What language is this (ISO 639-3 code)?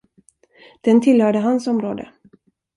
swe